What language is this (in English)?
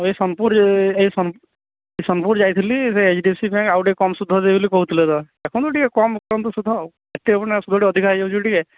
Odia